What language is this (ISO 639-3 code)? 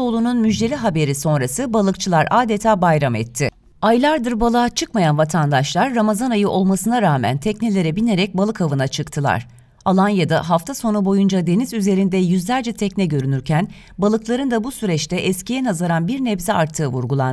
tur